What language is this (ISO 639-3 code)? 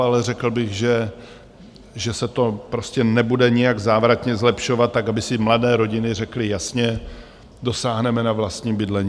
ces